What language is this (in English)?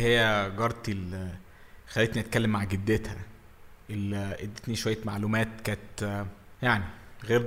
Arabic